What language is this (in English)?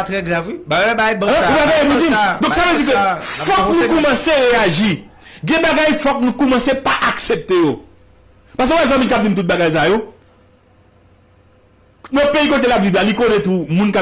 French